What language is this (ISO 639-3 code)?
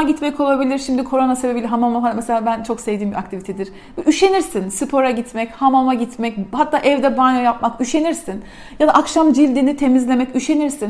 tur